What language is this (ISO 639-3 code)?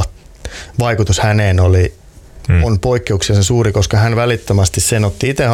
fin